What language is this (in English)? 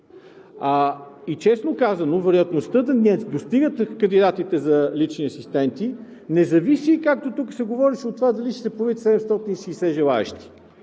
Bulgarian